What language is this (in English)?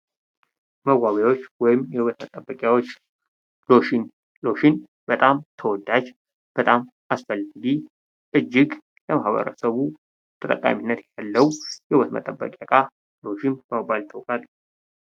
Amharic